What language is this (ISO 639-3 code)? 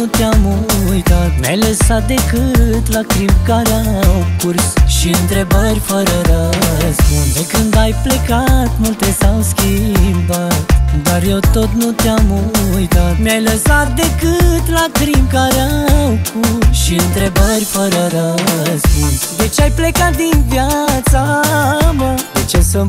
ron